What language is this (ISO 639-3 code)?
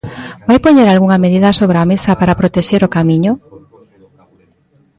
glg